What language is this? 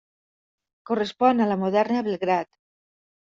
Catalan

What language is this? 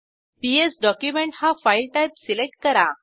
Marathi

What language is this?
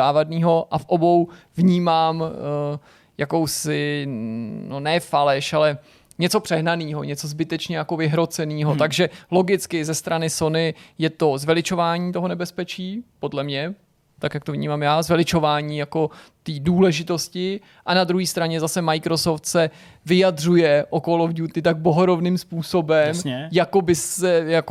Czech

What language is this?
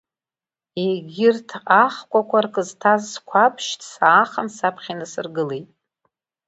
Abkhazian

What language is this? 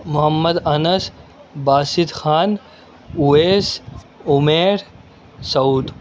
Urdu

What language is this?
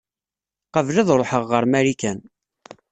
Kabyle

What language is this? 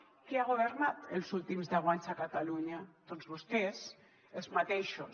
Catalan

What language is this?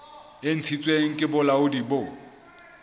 Southern Sotho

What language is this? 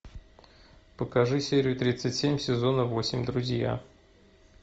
Russian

